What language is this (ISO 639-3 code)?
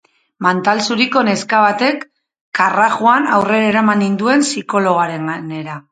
eus